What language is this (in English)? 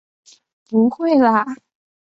Chinese